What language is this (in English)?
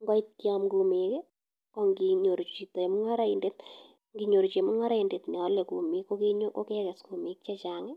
Kalenjin